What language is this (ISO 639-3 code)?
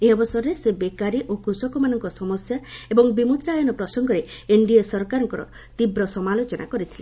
ori